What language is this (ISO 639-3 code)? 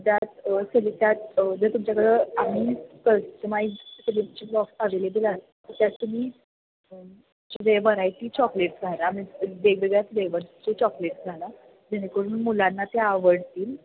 mar